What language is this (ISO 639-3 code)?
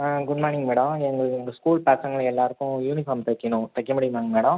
tam